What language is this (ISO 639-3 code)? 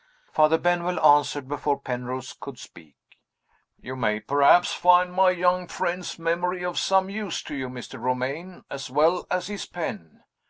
eng